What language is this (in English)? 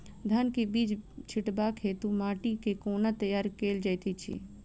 Maithili